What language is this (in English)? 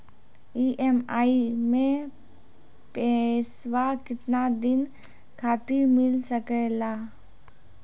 Maithili